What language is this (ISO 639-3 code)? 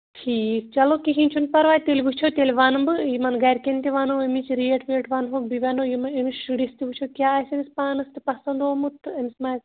kas